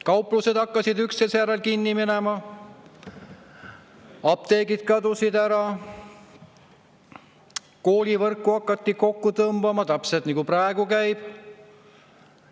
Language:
Estonian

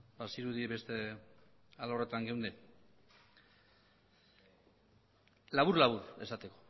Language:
Basque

